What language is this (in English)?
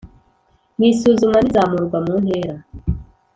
Kinyarwanda